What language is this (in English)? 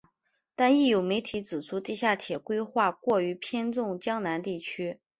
Chinese